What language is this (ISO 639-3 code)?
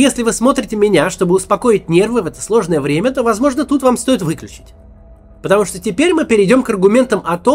rus